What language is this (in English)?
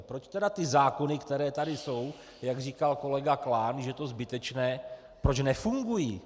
Czech